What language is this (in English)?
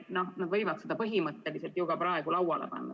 Estonian